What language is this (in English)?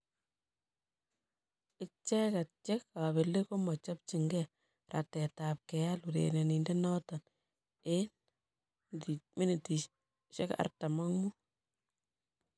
Kalenjin